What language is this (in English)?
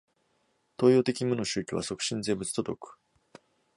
Japanese